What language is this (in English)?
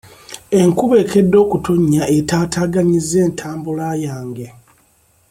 Ganda